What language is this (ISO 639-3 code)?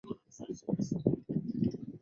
zho